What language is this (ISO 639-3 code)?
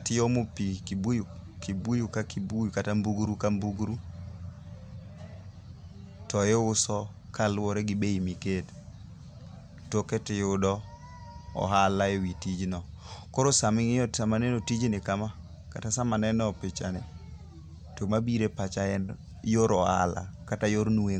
luo